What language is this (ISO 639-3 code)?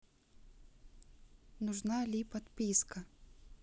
rus